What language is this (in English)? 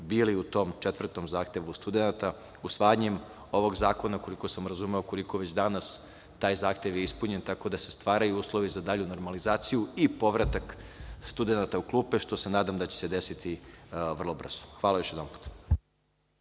Serbian